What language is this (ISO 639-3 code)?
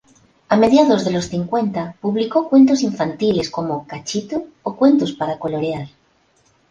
spa